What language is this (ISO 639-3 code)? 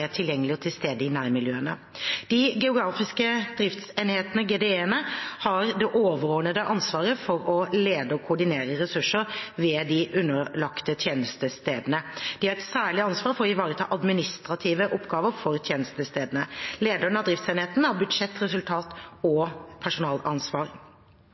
nob